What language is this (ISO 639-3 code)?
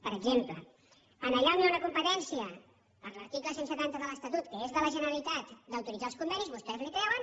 cat